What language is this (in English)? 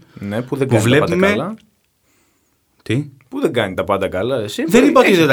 Greek